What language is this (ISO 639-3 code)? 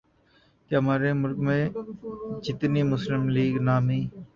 urd